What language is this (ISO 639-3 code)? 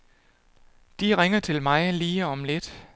dan